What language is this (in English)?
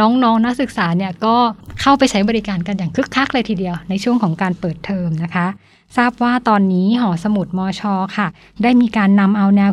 Thai